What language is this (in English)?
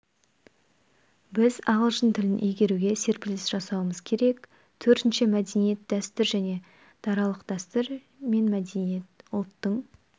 Kazakh